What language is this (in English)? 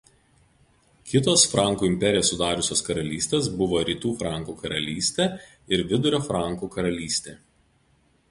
Lithuanian